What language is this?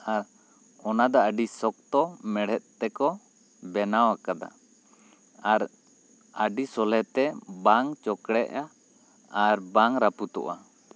Santali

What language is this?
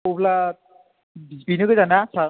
Bodo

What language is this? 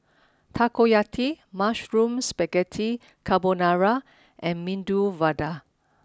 English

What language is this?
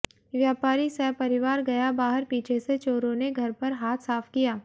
Hindi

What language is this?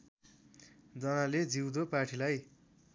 Nepali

